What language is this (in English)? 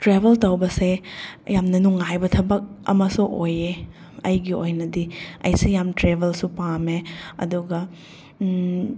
Manipuri